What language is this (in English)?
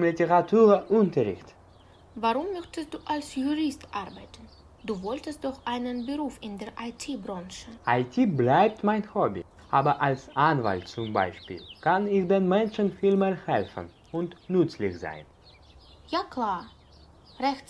German